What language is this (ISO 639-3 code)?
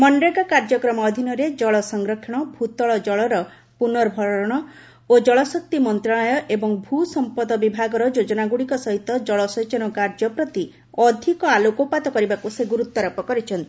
ori